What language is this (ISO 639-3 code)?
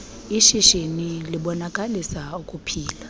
xho